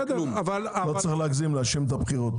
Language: Hebrew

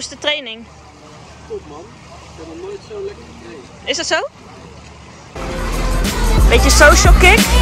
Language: Dutch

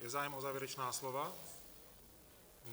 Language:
Czech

